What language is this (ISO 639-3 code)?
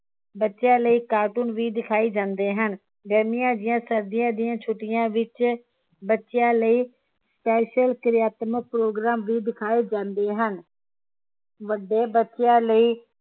pan